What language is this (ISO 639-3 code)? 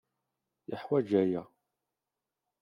kab